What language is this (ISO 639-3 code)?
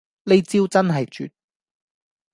yue